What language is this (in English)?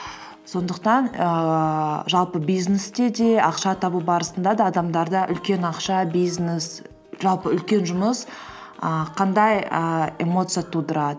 Kazakh